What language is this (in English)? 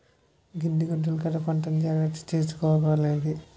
Telugu